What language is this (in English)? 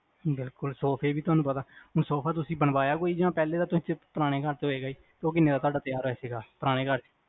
Punjabi